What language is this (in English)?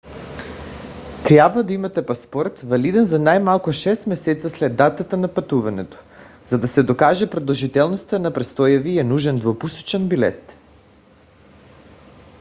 Bulgarian